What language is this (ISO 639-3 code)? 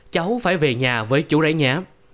vie